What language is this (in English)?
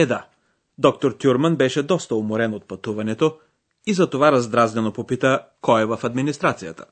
Bulgarian